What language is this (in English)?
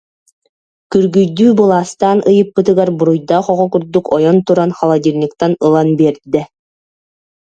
Yakut